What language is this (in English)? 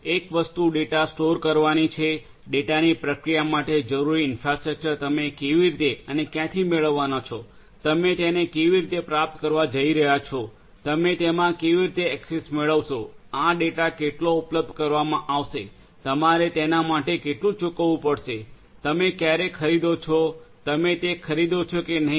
Gujarati